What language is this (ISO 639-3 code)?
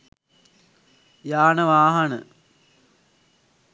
sin